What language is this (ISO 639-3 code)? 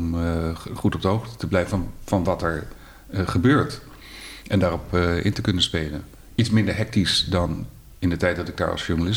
nld